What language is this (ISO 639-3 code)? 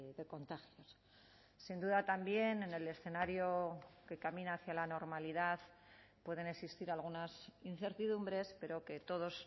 spa